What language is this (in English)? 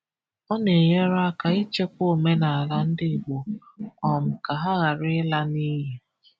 Igbo